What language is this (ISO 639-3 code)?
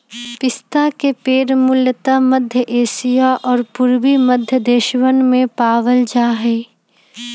mag